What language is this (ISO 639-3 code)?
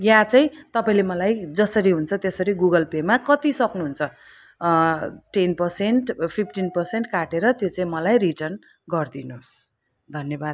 nep